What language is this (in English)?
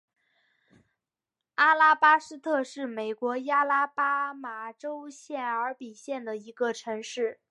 Chinese